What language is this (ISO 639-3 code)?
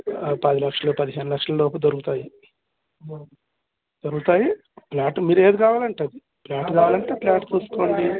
tel